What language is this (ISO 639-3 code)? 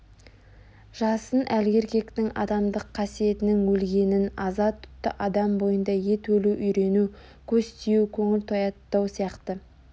kaz